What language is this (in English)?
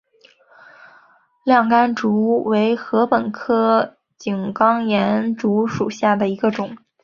Chinese